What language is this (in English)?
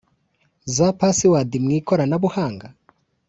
Kinyarwanda